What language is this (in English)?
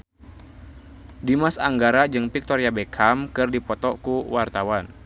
Sundanese